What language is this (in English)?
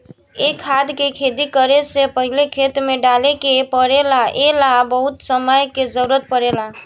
Bhojpuri